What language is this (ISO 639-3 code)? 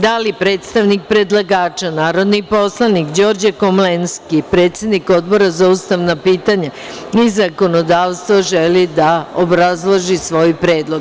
srp